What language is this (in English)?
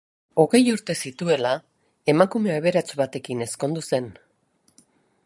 Basque